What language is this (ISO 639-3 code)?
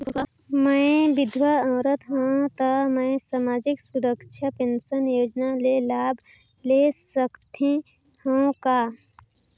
hne